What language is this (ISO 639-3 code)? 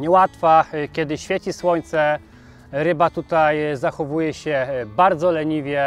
pol